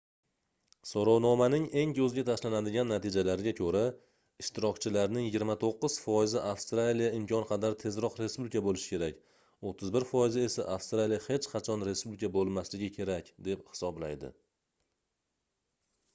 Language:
Uzbek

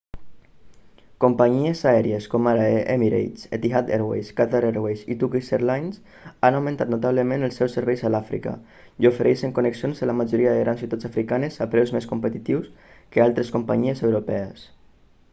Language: Catalan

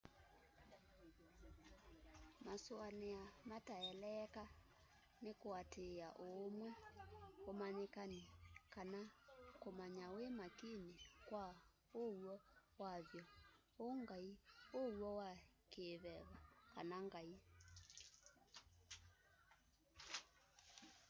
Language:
Kamba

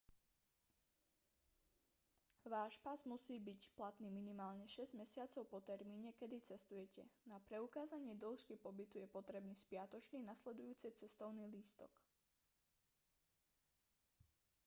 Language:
Slovak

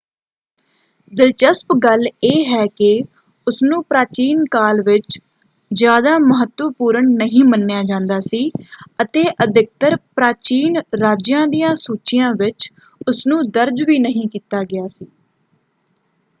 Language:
Punjabi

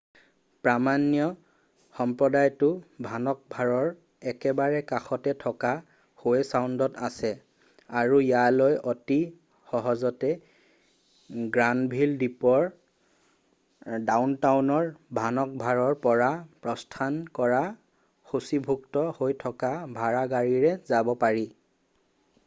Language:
Assamese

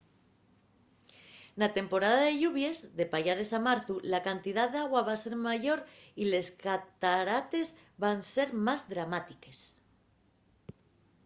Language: Asturian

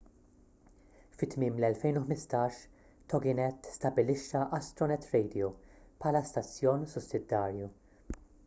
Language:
Maltese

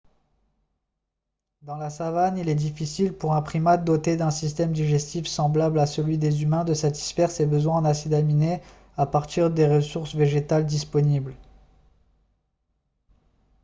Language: French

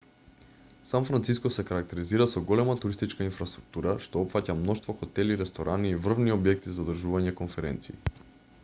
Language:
Macedonian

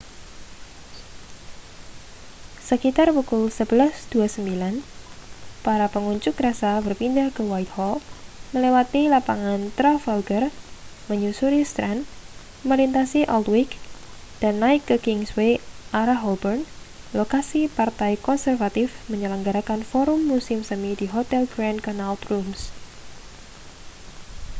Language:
Indonesian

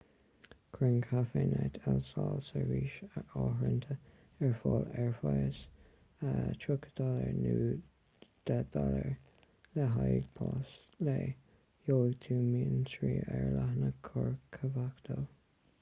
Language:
Irish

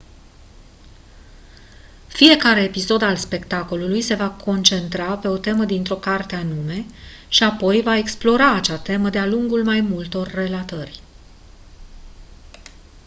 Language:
Romanian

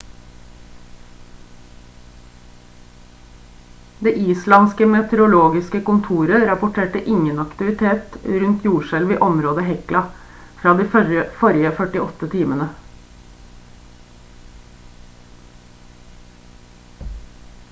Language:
Norwegian Bokmål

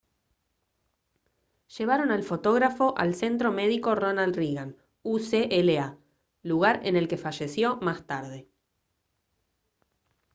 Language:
Spanish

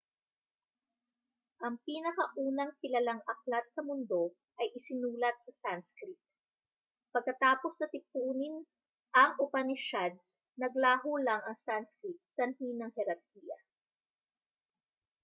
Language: Filipino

